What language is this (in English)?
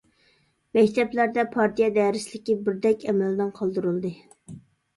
Uyghur